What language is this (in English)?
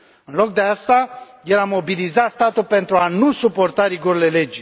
Romanian